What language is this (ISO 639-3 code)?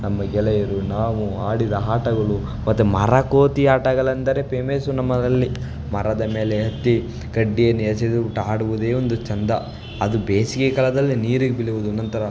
kan